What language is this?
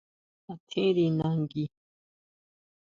Huautla Mazatec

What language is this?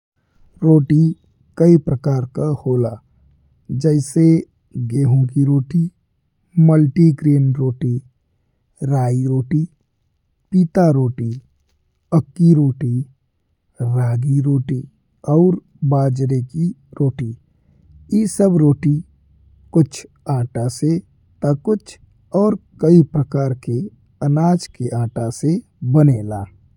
Bhojpuri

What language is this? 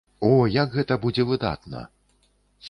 Belarusian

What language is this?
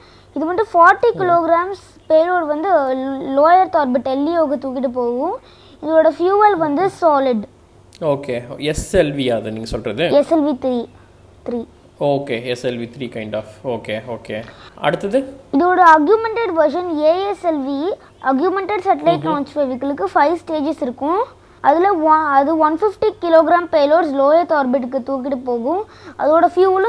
Tamil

